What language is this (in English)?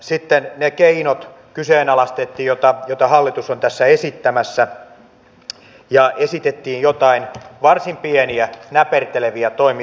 Finnish